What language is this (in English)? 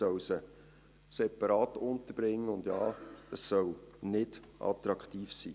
Swiss German